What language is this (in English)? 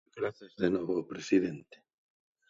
Galician